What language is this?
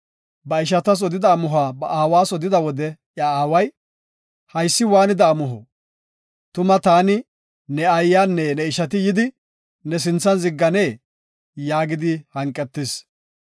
Gofa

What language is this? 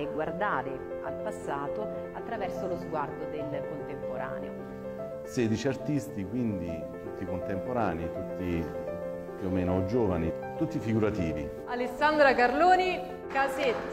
Italian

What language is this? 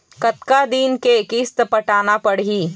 Chhattisgarhi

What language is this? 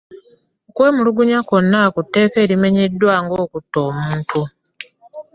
Ganda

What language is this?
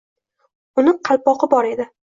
Uzbek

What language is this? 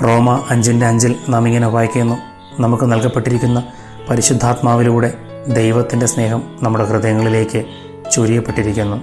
Malayalam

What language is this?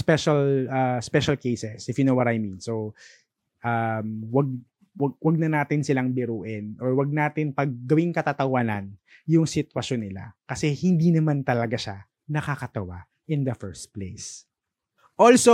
Filipino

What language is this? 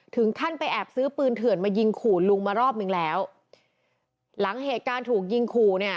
Thai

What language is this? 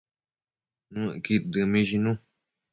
Matsés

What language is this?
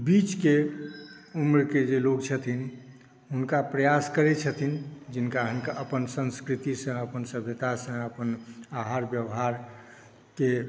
Maithili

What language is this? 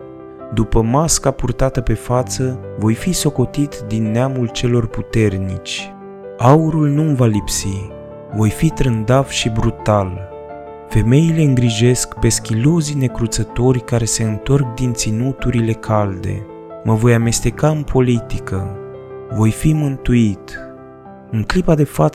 Romanian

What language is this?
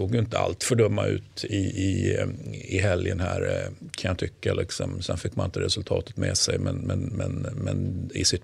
Swedish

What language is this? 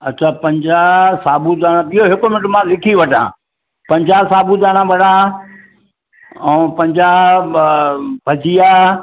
Sindhi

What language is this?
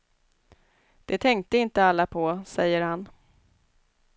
Swedish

